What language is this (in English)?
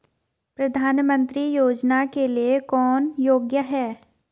Hindi